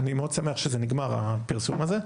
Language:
Hebrew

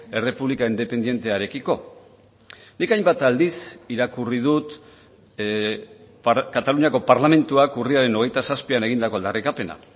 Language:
Basque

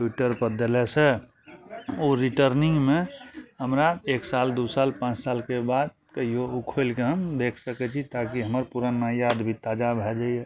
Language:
Maithili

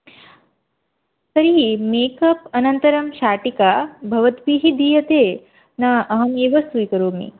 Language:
Sanskrit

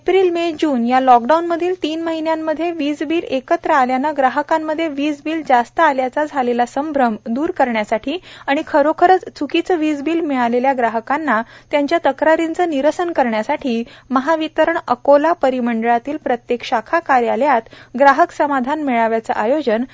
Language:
Marathi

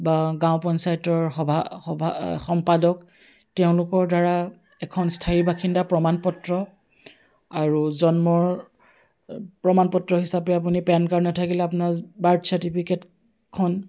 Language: Assamese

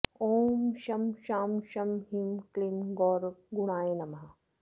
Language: Sanskrit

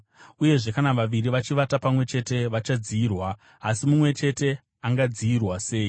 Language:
Shona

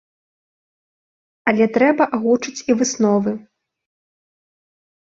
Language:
Belarusian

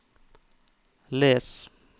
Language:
Norwegian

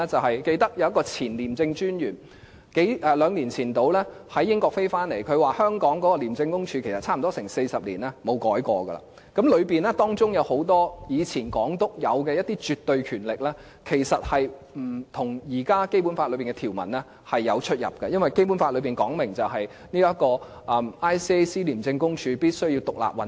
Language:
Cantonese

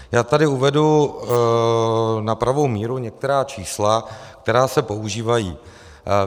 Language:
Czech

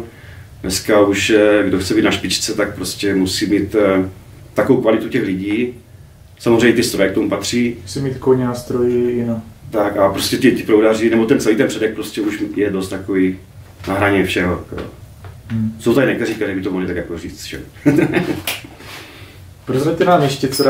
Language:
Czech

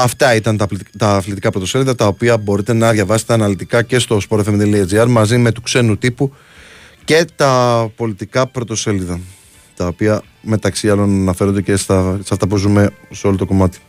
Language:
Greek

